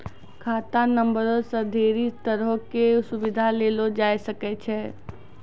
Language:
Maithili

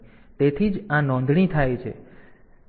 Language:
Gujarati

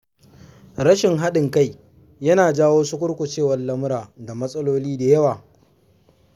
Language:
Hausa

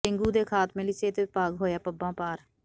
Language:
Punjabi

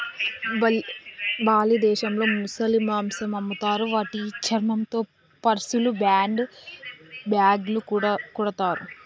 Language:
Telugu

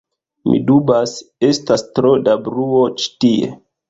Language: Esperanto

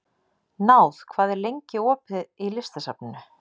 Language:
Icelandic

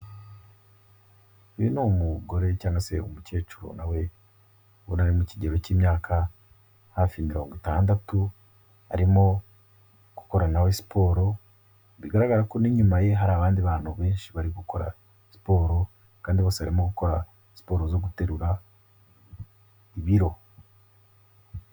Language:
Kinyarwanda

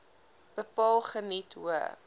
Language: Afrikaans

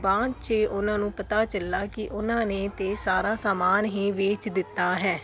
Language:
Punjabi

